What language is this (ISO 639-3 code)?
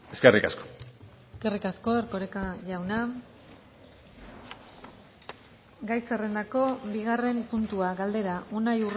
eus